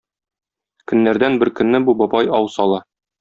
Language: Tatar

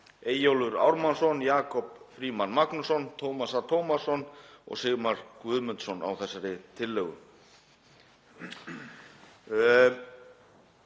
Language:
Icelandic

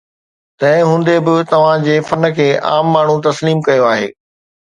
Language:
Sindhi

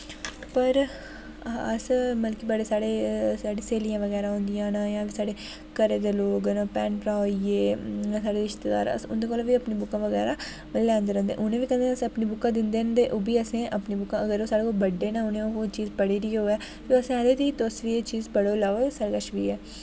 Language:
Dogri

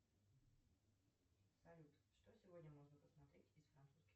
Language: Russian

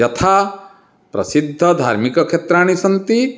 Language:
Sanskrit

